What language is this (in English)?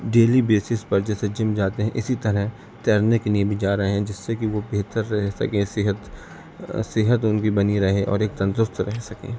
Urdu